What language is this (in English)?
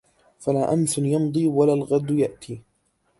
Arabic